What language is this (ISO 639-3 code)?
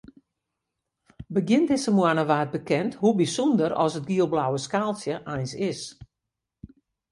fry